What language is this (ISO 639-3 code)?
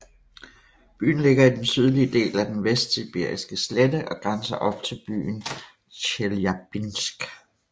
dan